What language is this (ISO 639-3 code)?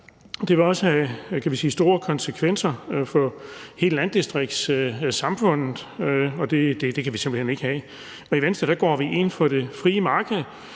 dan